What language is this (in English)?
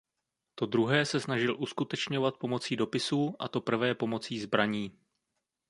Czech